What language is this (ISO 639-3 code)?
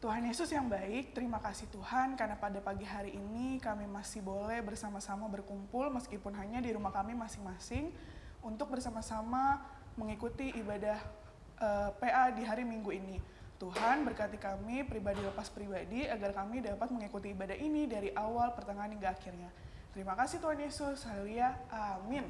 ind